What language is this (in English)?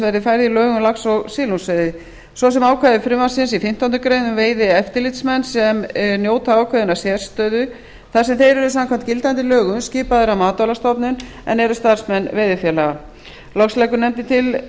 Icelandic